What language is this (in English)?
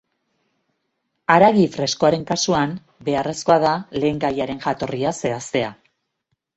Basque